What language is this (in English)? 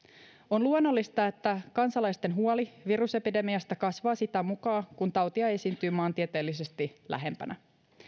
Finnish